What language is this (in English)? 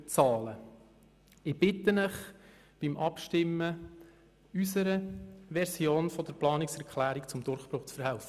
Swiss German